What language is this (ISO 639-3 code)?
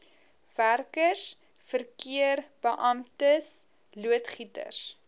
afr